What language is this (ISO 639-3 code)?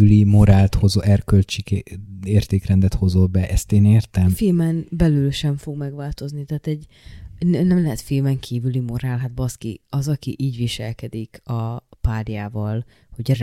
hun